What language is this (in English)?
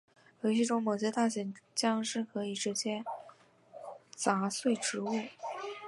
Chinese